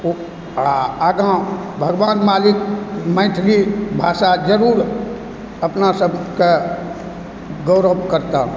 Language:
Maithili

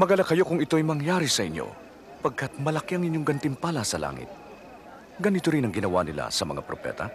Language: Filipino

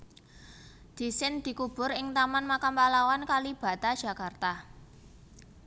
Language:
Javanese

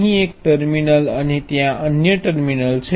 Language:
Gujarati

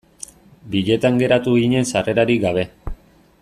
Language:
Basque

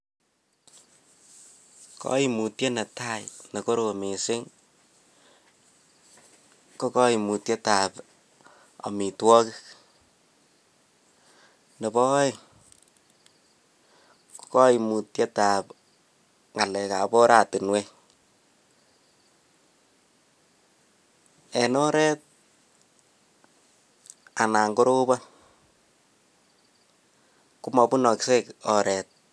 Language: Kalenjin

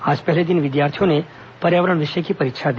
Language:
Hindi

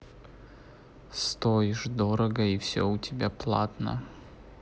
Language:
Russian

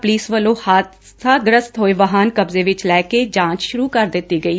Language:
Punjabi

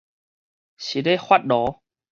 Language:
Min Nan Chinese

